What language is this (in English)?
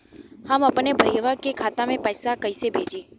Bhojpuri